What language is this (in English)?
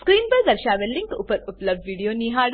Gujarati